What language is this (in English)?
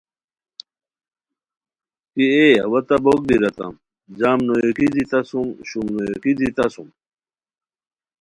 Khowar